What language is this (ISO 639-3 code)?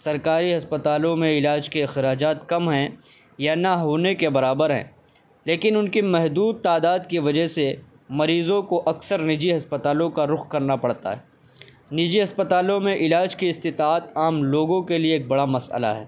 urd